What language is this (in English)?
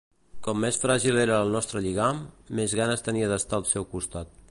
Catalan